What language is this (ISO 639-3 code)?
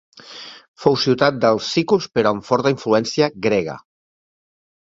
cat